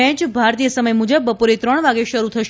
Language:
Gujarati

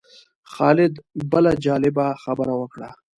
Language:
Pashto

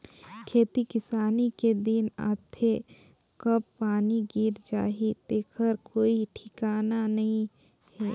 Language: Chhattisgarhi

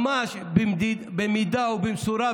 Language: Hebrew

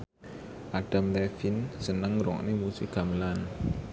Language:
Javanese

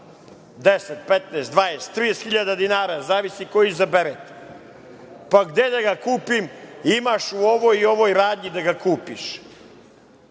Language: Serbian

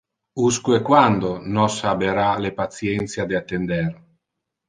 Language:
Interlingua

